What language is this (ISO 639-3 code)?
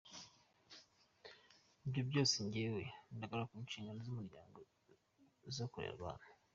kin